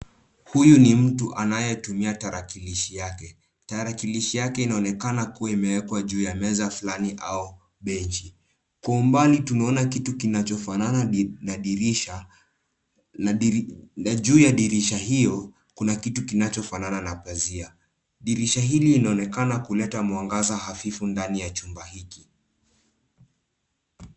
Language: Swahili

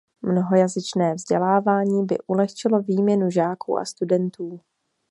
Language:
Czech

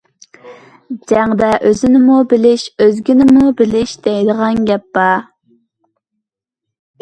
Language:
Uyghur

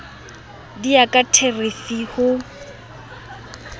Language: Southern Sotho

